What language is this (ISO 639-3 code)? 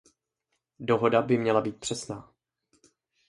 ces